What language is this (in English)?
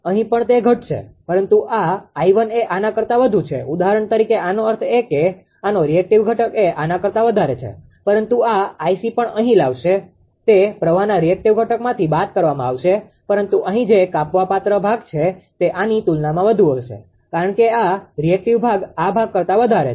Gujarati